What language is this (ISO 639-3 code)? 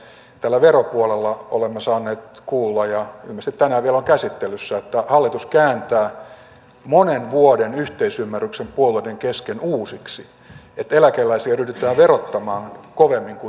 fin